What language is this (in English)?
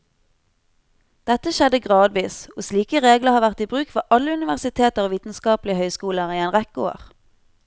Norwegian